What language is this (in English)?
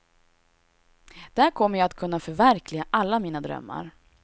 Swedish